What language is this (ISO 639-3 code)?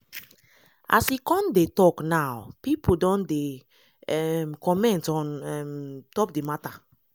pcm